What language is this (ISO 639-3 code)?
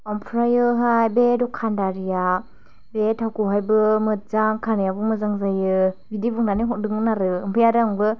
brx